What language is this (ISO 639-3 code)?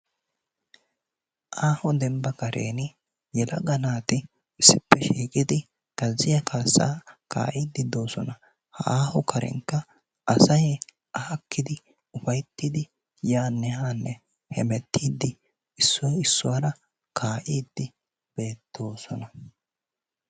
wal